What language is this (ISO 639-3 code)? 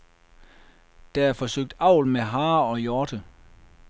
dan